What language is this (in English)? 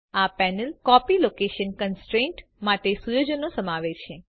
Gujarati